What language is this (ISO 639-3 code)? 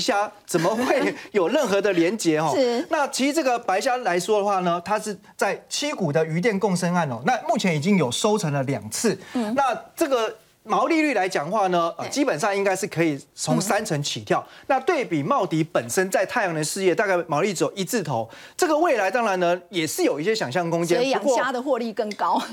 zho